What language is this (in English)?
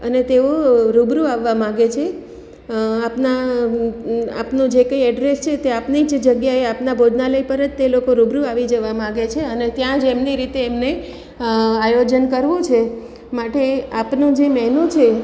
Gujarati